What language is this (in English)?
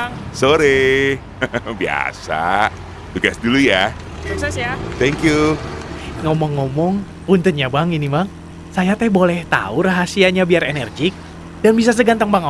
Indonesian